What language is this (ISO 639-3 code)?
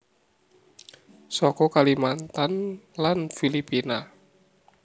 jav